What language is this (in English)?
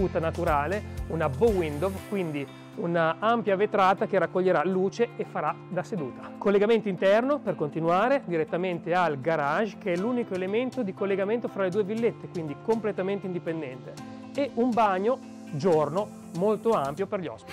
Italian